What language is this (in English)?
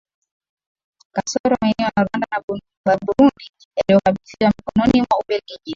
Swahili